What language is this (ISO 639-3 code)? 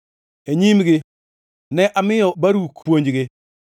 luo